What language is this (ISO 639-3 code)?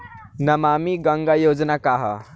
bho